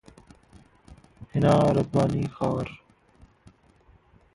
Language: Hindi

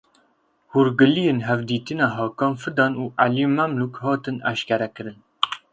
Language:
Kurdish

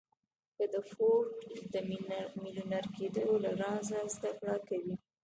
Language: Pashto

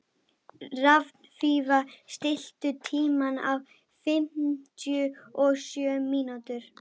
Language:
Icelandic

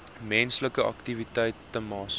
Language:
Afrikaans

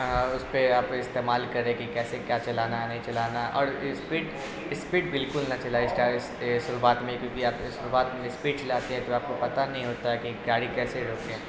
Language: Urdu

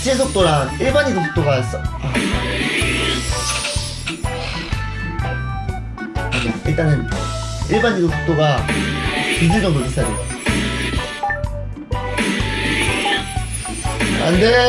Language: Korean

